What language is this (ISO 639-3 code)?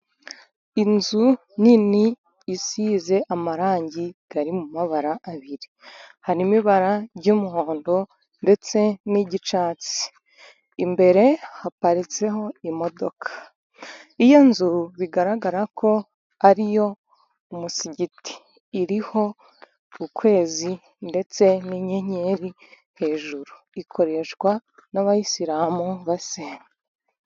kin